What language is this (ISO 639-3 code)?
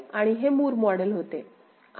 mar